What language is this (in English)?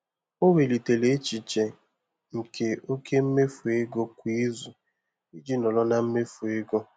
Igbo